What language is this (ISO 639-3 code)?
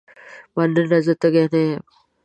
pus